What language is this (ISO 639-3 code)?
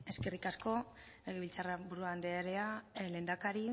eus